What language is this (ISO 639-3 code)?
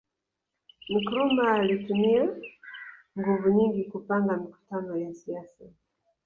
swa